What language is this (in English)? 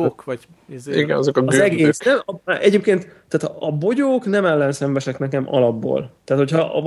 Hungarian